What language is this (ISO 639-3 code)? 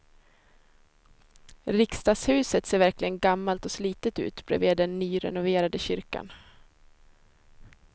swe